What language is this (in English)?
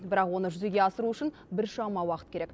Kazakh